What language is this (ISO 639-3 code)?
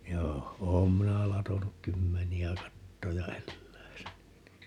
fin